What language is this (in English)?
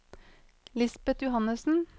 Norwegian